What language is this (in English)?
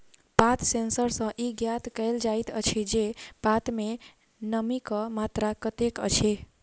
Maithili